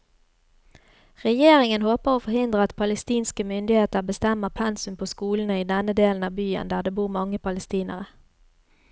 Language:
Norwegian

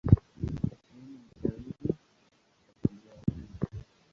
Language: Swahili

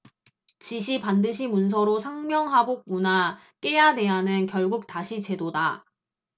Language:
Korean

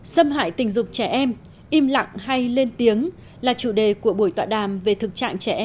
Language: Vietnamese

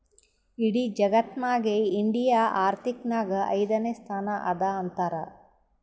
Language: Kannada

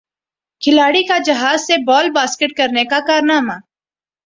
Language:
Urdu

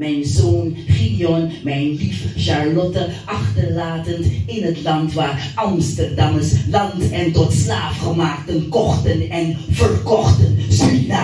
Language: Dutch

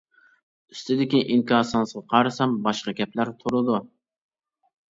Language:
Uyghur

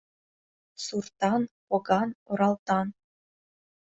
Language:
Mari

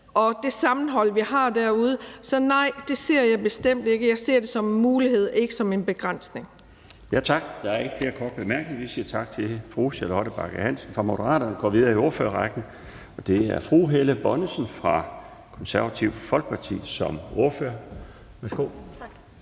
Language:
Danish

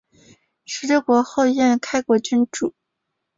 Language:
Chinese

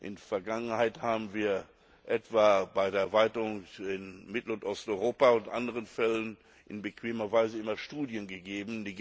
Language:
German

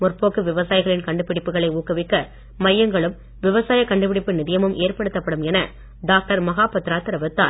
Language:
Tamil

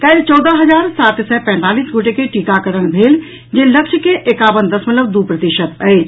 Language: Maithili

